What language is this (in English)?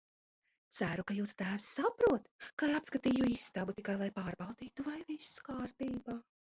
Latvian